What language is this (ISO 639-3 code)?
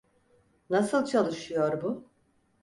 tur